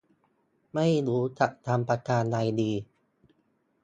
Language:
Thai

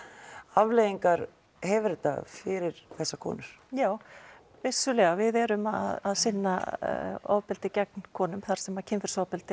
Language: Icelandic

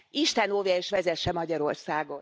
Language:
Hungarian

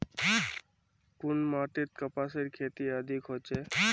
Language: Magahi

